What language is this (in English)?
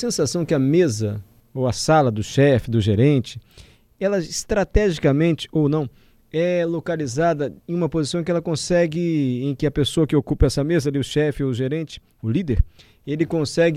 Portuguese